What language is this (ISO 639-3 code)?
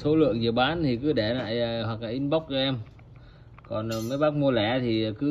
vie